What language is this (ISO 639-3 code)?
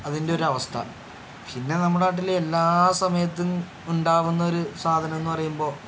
mal